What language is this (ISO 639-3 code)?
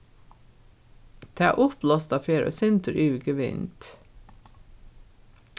fao